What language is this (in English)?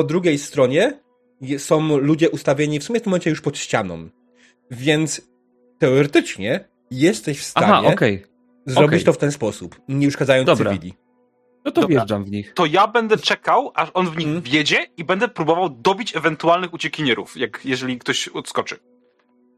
Polish